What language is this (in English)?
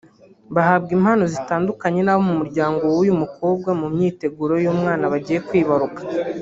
Kinyarwanda